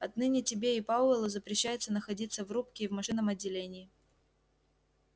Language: Russian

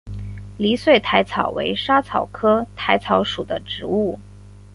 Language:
Chinese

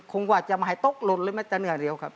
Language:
Thai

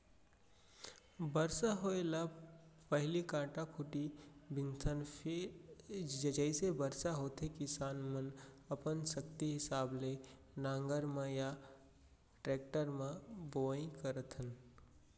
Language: Chhattisgarhi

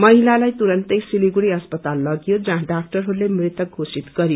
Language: Nepali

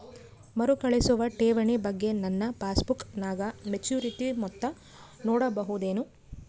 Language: Kannada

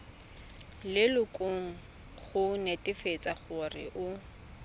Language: Tswana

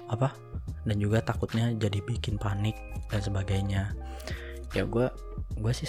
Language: Indonesian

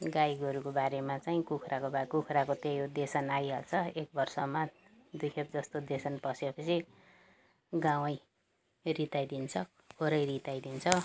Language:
Nepali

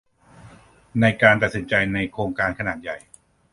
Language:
Thai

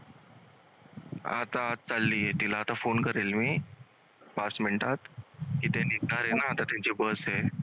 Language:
Marathi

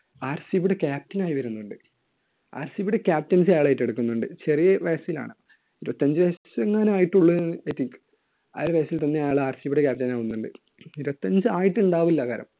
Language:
Malayalam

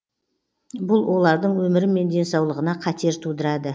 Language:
Kazakh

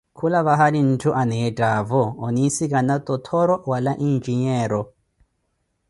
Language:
Koti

